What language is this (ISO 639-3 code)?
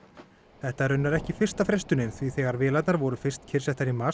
isl